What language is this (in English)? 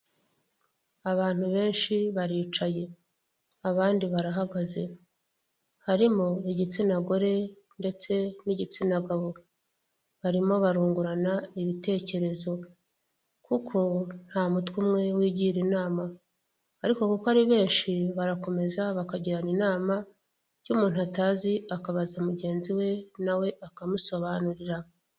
Kinyarwanda